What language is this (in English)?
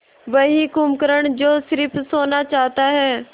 Hindi